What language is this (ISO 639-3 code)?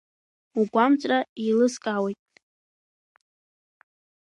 abk